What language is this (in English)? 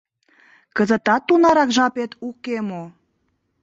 Mari